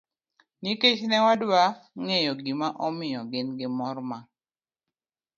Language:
Luo (Kenya and Tanzania)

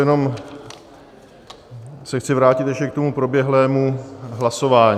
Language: Czech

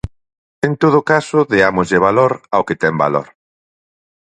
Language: Galician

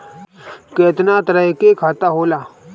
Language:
Bhojpuri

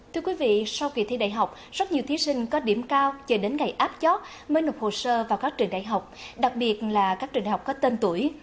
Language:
Vietnamese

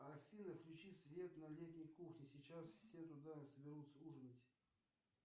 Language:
Russian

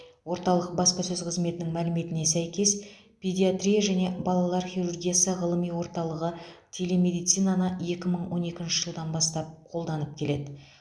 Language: Kazakh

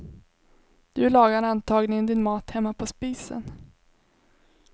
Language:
Swedish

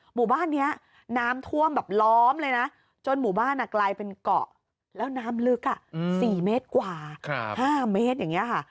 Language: Thai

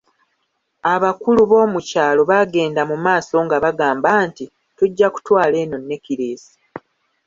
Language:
Ganda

